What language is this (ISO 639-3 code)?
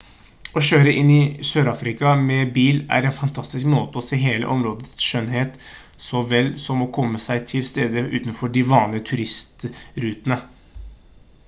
nob